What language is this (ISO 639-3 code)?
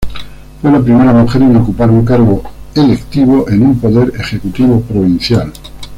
spa